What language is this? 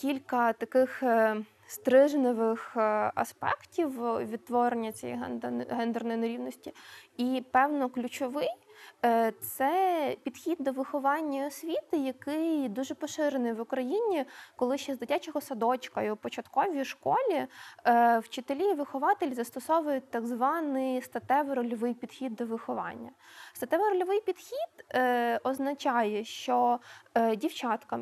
Ukrainian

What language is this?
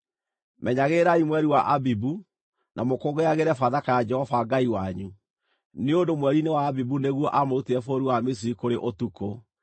Kikuyu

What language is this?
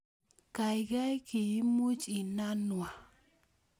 Kalenjin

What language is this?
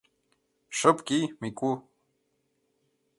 Mari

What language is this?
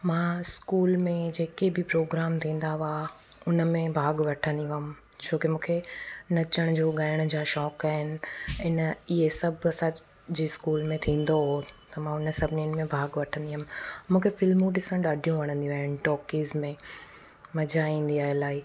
Sindhi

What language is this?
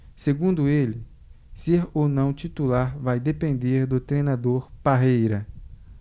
Portuguese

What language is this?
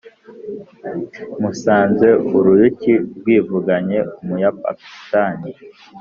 Kinyarwanda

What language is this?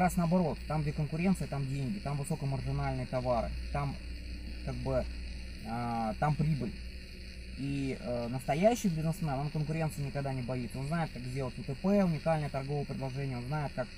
Russian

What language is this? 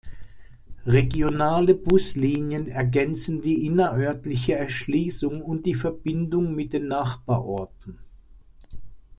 German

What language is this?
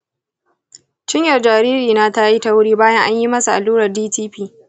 Hausa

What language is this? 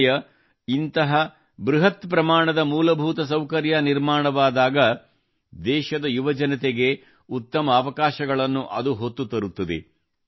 Kannada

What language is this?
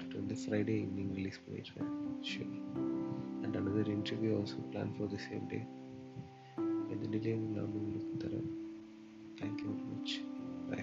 Tamil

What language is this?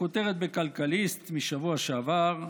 Hebrew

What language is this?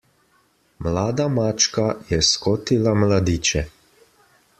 Slovenian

